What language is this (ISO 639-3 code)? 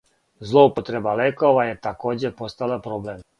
srp